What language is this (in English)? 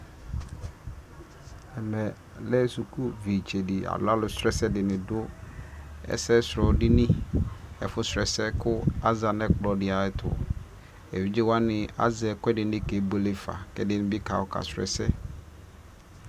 Ikposo